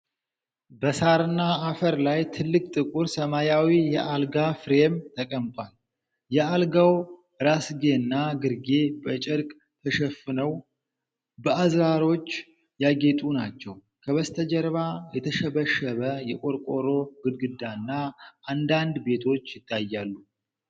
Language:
Amharic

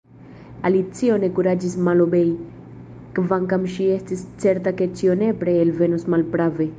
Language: Esperanto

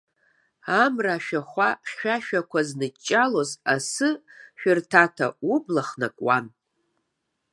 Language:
Abkhazian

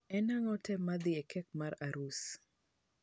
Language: Luo (Kenya and Tanzania)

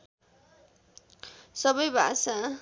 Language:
Nepali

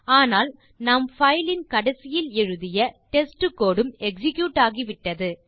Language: Tamil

